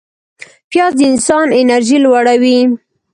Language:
Pashto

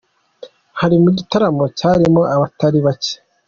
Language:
Kinyarwanda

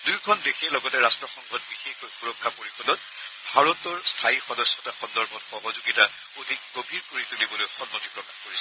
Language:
Assamese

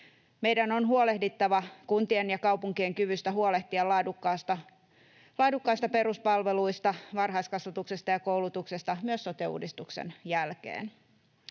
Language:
Finnish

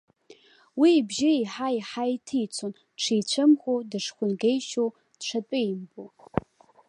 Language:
Abkhazian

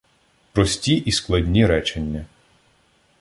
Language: Ukrainian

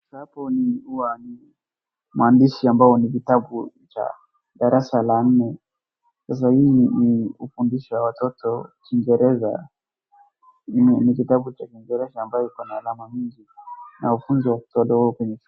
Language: Swahili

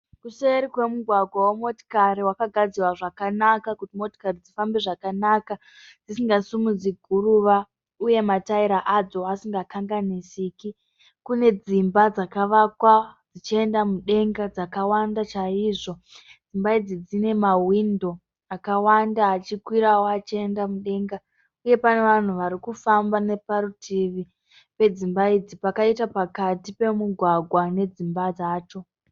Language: Shona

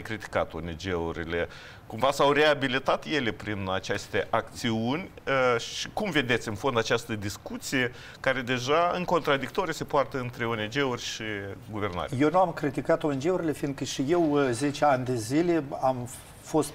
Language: Romanian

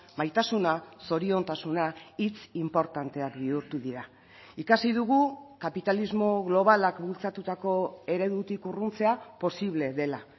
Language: Basque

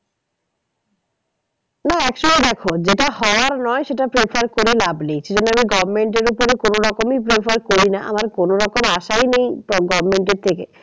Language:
Bangla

